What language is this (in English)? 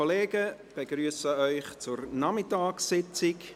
Swiss German